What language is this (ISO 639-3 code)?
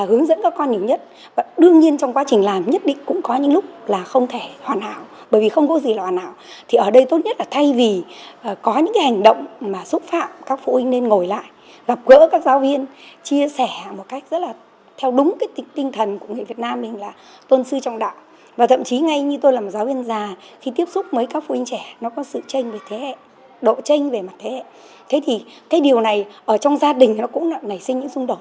vie